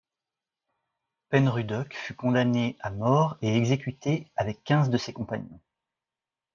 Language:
French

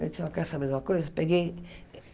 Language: Portuguese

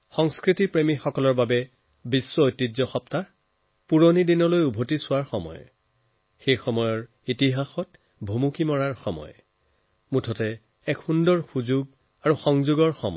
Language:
Assamese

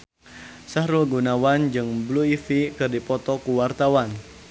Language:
Sundanese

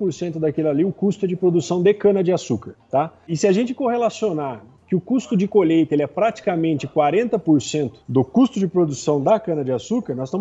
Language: Portuguese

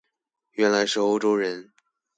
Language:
Chinese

